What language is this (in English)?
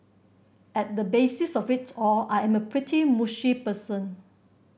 English